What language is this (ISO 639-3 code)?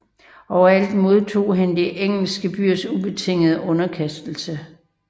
dan